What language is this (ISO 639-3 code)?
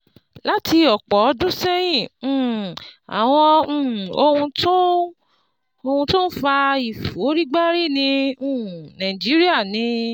yor